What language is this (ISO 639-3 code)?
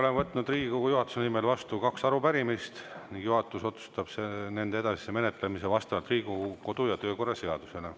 est